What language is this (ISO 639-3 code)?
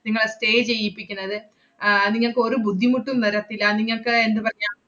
mal